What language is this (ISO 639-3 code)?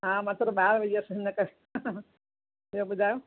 snd